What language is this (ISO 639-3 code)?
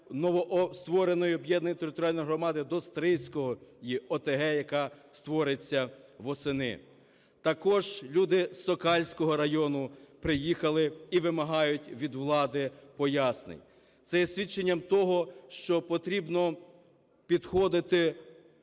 ukr